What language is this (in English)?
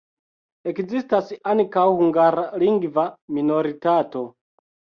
Esperanto